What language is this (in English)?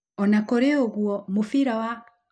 Kikuyu